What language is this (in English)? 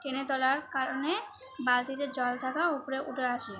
Bangla